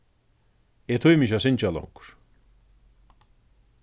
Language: Faroese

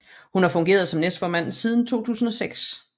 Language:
Danish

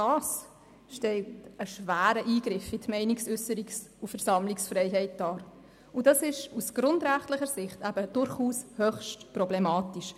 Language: Swiss German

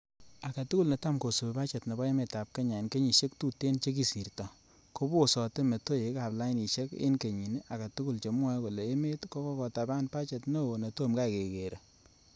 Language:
Kalenjin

